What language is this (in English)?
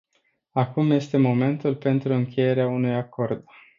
Romanian